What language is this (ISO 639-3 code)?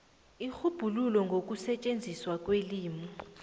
nbl